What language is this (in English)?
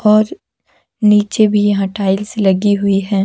Hindi